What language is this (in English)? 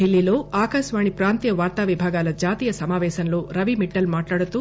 Telugu